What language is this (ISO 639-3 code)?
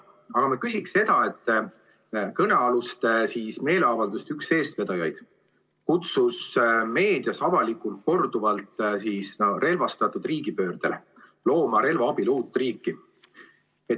est